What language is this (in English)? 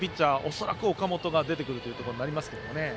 Japanese